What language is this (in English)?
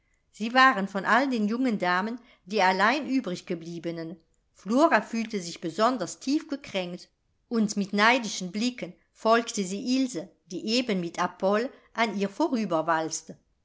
German